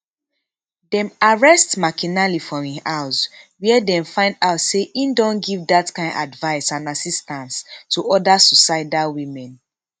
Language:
Nigerian Pidgin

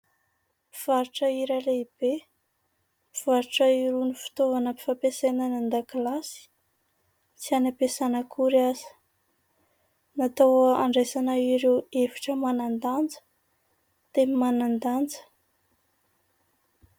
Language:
Malagasy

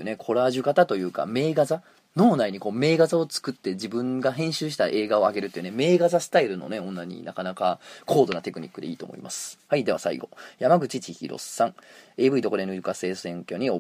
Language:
Japanese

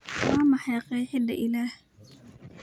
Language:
Somali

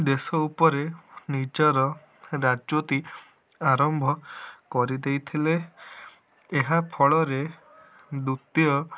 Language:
Odia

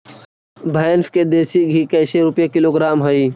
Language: Magahi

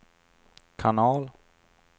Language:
Swedish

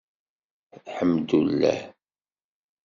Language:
Kabyle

